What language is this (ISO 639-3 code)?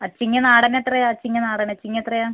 mal